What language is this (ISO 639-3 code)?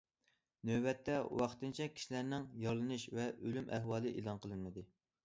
uig